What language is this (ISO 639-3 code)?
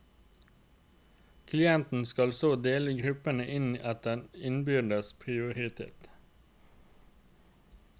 nor